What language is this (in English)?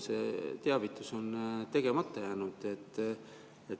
Estonian